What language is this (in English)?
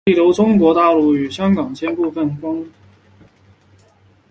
Chinese